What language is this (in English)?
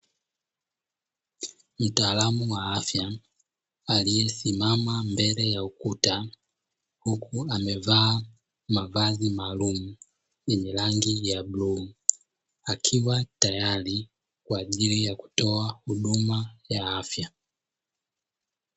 Swahili